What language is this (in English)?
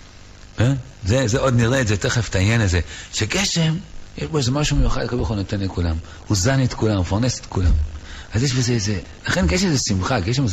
Hebrew